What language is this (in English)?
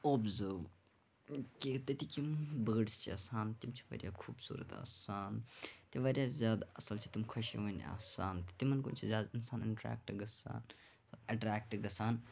Kashmiri